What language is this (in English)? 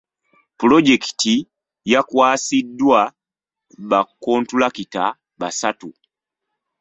Ganda